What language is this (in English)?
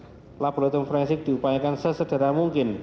Indonesian